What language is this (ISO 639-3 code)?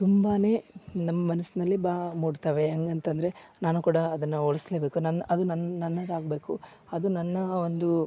kan